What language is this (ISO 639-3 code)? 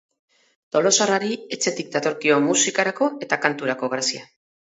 eus